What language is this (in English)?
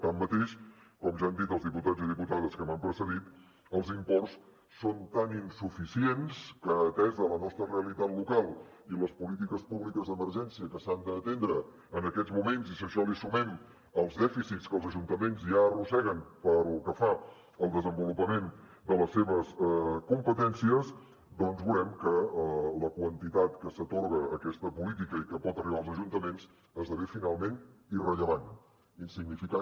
Catalan